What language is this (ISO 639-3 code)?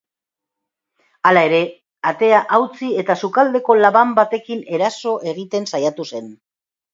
eus